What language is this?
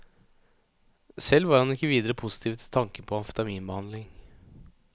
Norwegian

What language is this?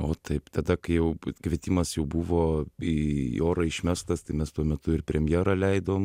Lithuanian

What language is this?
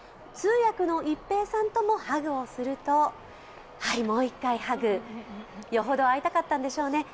Japanese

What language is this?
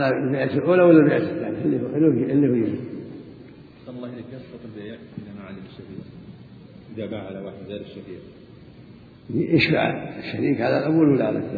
Arabic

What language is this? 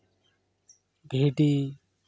Santali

